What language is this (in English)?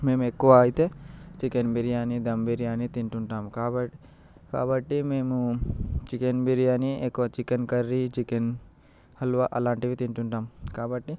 Telugu